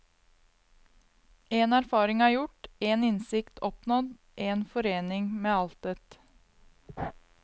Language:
Norwegian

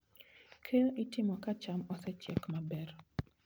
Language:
Luo (Kenya and Tanzania)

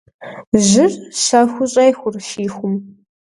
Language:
Kabardian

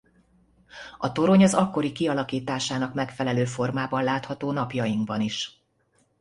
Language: Hungarian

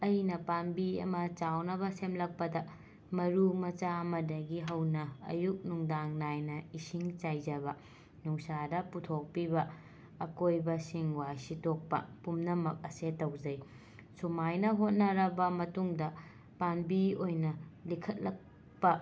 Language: Manipuri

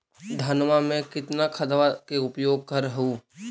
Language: Magahi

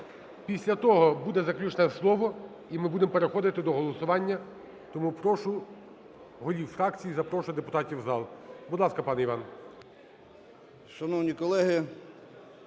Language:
Ukrainian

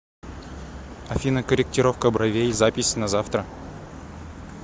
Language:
Russian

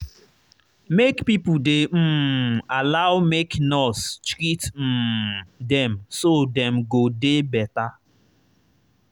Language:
Nigerian Pidgin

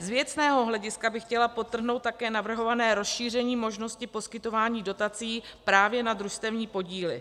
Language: Czech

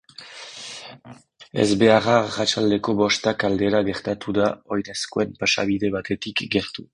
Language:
Basque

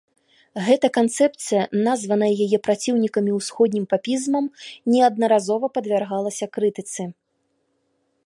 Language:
Belarusian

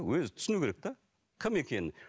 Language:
Kazakh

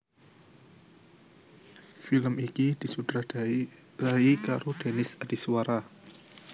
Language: Javanese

